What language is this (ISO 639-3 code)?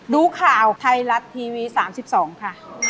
tha